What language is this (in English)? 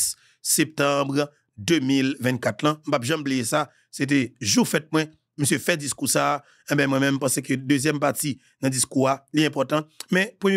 French